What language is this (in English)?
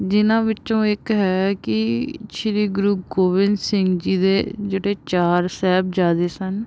Punjabi